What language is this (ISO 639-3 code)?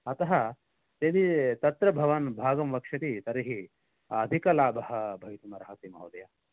san